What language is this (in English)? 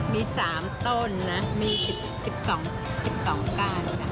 Thai